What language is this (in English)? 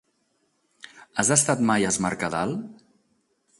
Catalan